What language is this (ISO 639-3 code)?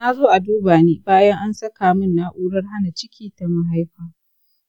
hau